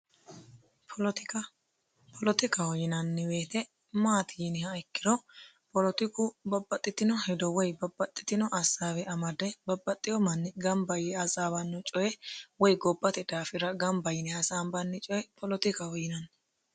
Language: Sidamo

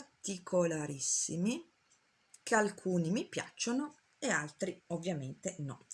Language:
Italian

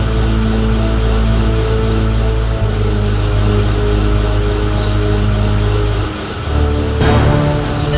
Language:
Indonesian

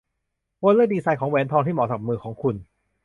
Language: Thai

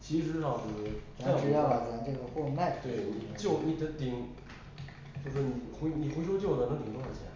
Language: Chinese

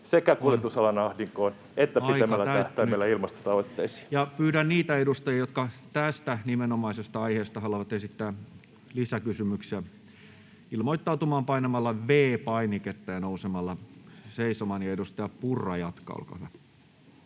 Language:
Finnish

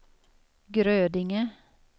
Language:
Swedish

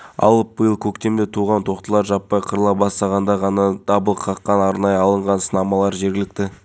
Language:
Kazakh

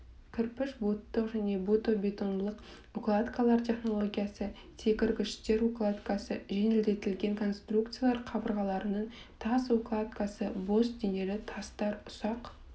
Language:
Kazakh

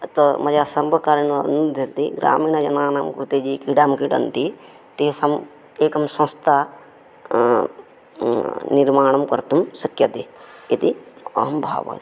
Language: Sanskrit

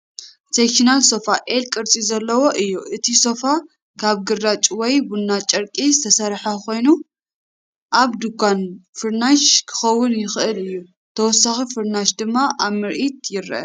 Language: Tigrinya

